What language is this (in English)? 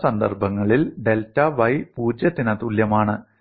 Malayalam